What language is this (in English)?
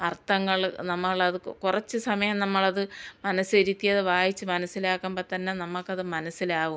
Malayalam